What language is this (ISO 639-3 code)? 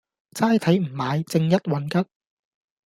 yue